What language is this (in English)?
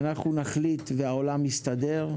Hebrew